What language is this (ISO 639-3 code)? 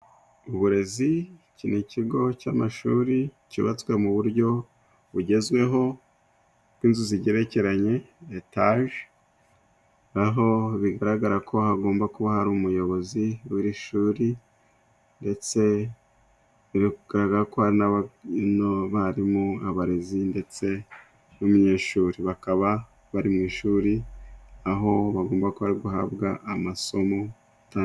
kin